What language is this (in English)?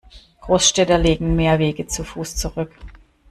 German